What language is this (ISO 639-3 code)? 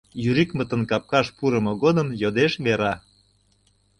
chm